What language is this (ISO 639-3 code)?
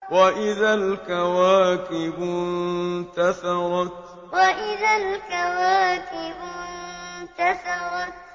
ara